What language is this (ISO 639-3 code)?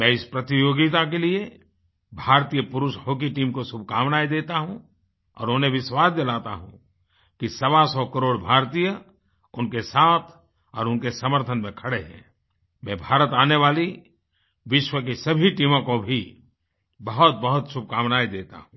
hin